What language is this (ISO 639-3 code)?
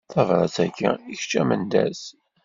kab